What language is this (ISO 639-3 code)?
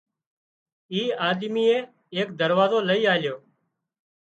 kxp